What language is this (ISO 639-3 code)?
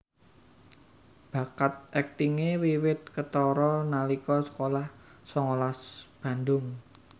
jav